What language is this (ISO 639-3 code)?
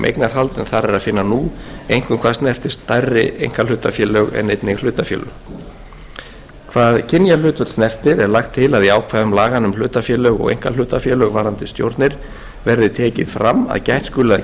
isl